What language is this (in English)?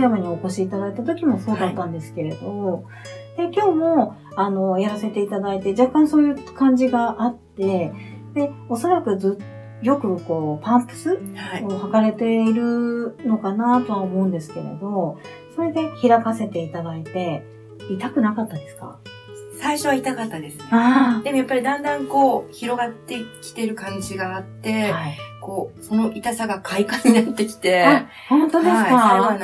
Japanese